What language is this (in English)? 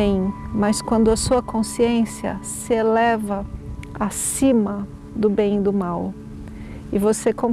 Portuguese